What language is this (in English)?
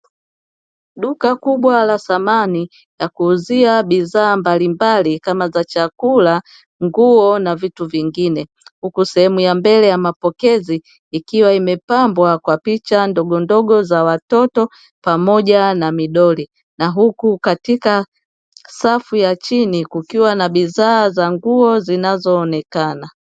Swahili